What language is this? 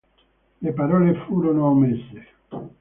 Italian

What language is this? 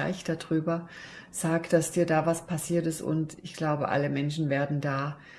German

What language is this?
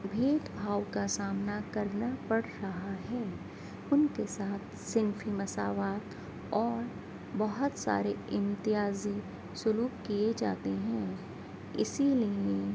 Urdu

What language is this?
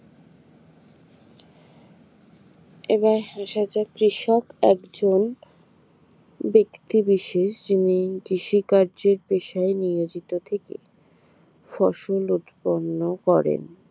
Bangla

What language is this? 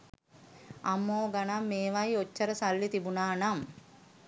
Sinhala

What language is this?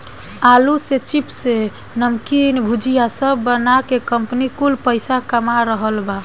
Bhojpuri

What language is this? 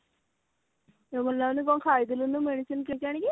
Odia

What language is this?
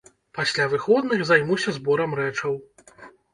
Belarusian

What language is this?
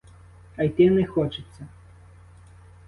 Ukrainian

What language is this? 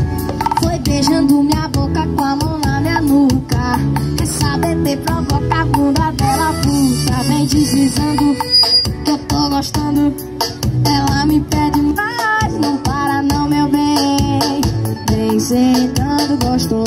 Portuguese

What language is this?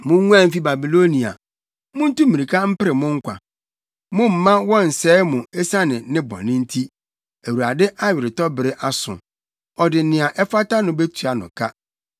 Akan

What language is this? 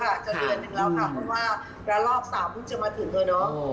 Thai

